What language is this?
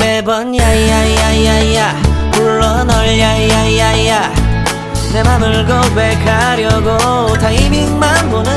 Korean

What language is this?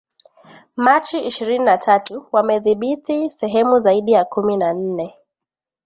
Swahili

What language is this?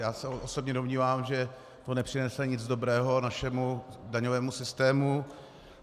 Czech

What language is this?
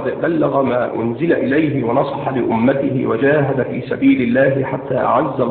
Arabic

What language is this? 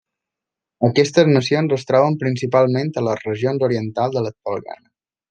Catalan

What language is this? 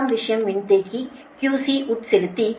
Tamil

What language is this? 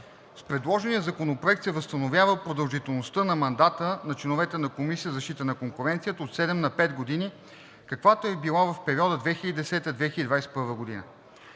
Bulgarian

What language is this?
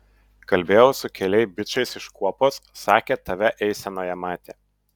Lithuanian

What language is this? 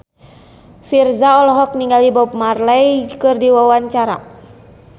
Sundanese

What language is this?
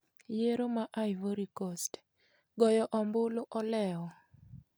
Luo (Kenya and Tanzania)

